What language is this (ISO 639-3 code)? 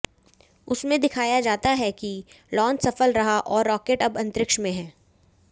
hin